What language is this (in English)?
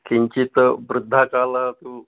Sanskrit